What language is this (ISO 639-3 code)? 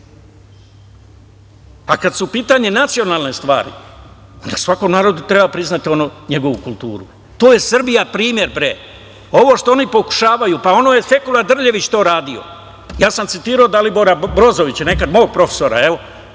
srp